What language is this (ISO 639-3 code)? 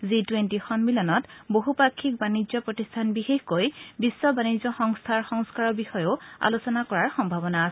asm